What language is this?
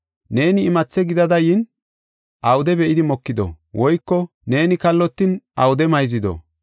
Gofa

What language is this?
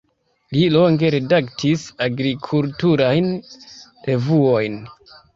Esperanto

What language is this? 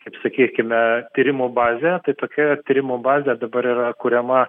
Lithuanian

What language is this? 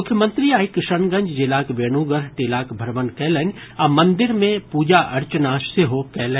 Maithili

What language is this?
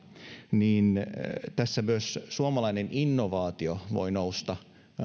Finnish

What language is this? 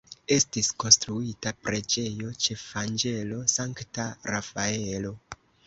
Esperanto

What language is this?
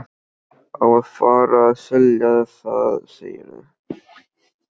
Icelandic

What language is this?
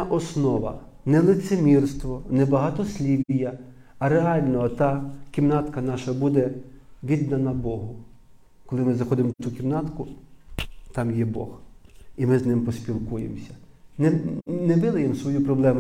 Ukrainian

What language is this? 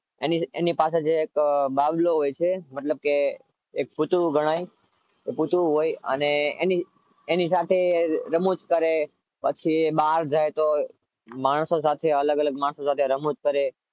Gujarati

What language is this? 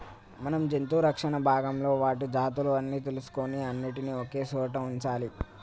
Telugu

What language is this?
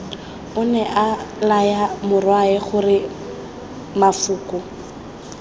Tswana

